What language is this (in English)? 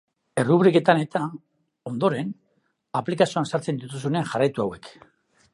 Basque